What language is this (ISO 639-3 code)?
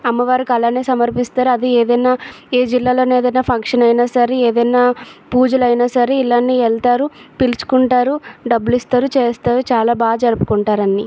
tel